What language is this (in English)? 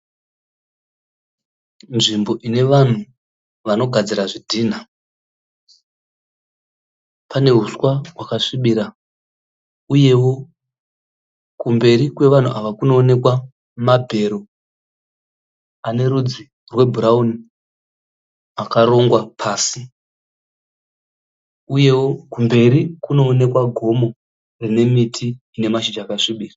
Shona